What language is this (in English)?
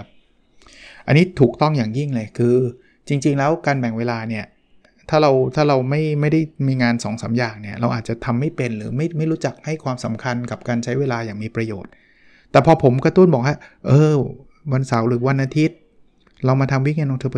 Thai